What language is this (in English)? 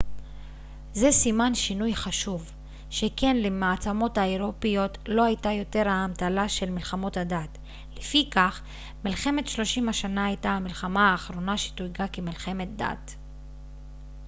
Hebrew